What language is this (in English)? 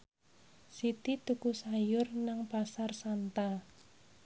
Javanese